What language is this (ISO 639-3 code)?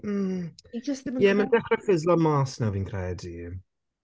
cym